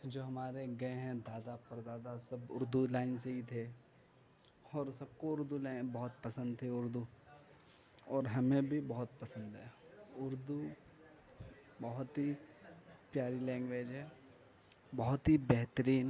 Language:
Urdu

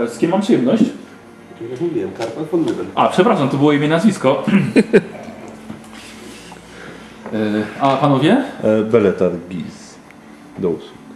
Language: Polish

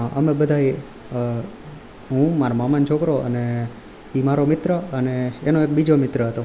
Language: Gujarati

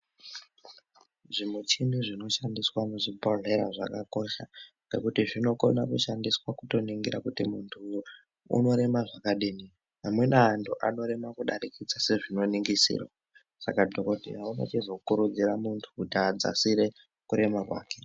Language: Ndau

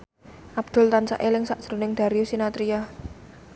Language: Javanese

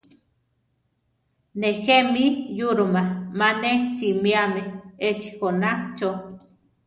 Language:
Central Tarahumara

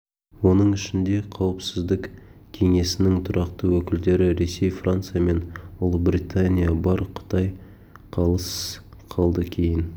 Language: Kazakh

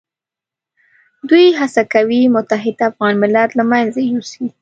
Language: Pashto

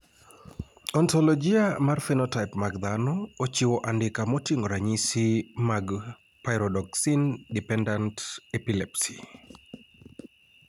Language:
Luo (Kenya and Tanzania)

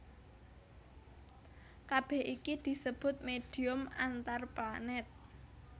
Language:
Javanese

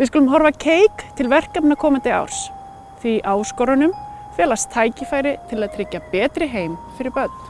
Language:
Icelandic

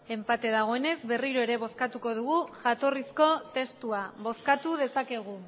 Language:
Basque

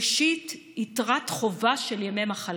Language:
Hebrew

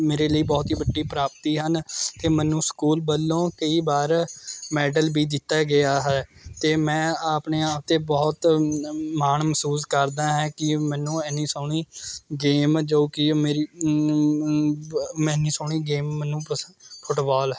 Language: Punjabi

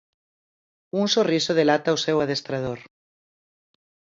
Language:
Galician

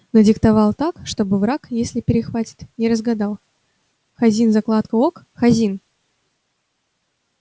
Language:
Russian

